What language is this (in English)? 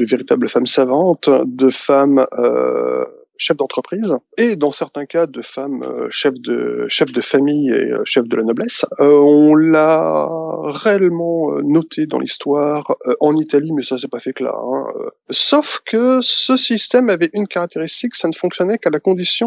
French